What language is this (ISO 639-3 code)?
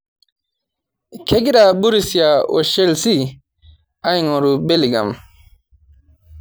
mas